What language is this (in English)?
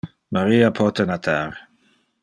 Interlingua